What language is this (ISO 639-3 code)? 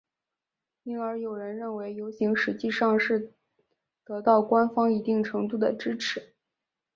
zho